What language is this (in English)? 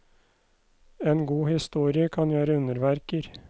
Norwegian